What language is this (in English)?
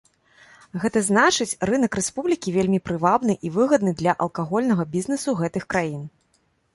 Belarusian